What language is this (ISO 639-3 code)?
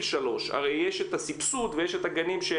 heb